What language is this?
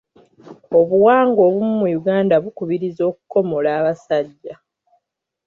Ganda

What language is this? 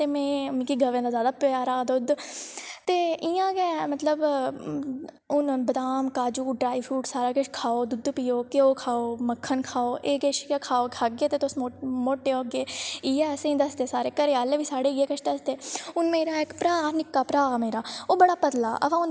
Dogri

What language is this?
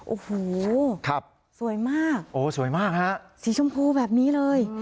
Thai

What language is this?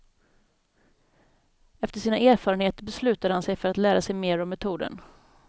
Swedish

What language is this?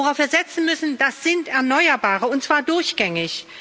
German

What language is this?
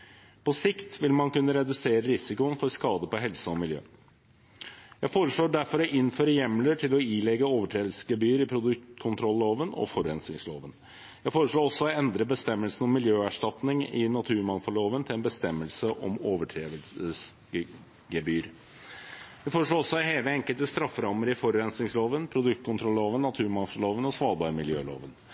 Norwegian Bokmål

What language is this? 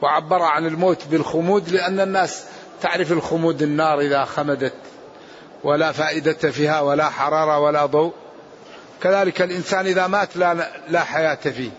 Arabic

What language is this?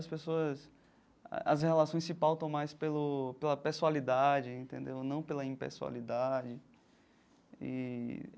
Portuguese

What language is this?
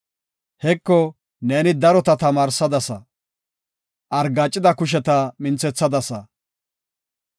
Gofa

